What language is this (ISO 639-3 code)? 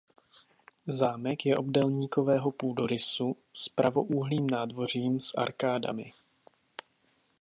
ces